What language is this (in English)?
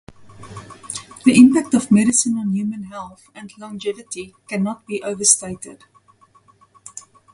English